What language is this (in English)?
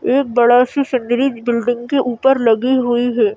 Hindi